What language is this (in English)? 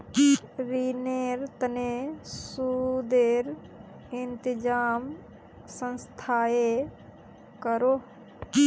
Magahi